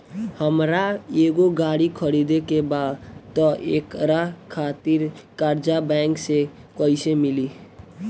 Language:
Bhojpuri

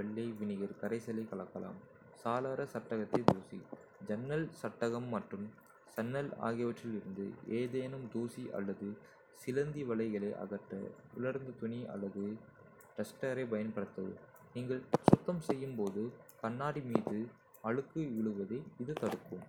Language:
Kota (India)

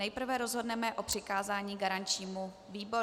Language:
Czech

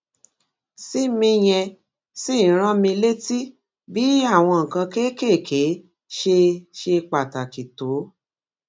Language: Yoruba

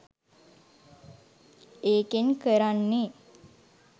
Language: Sinhala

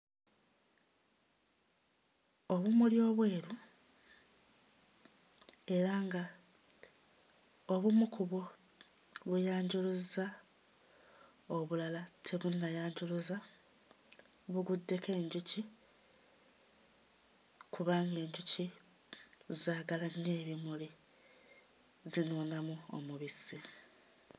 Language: Ganda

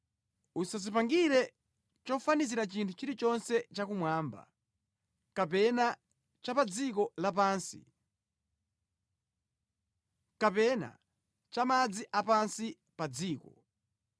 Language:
Nyanja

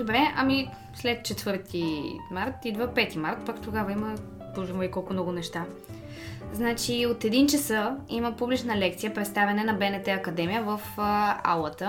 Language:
Bulgarian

